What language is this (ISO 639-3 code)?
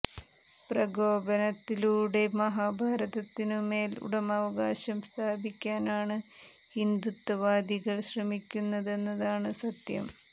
mal